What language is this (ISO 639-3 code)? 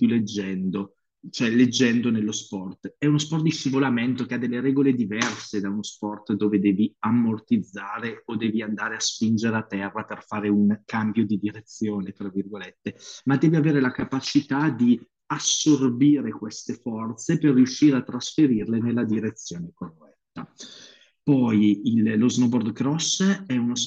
ita